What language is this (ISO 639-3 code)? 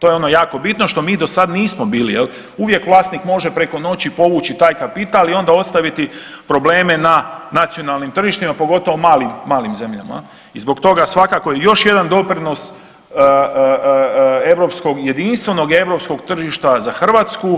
hrv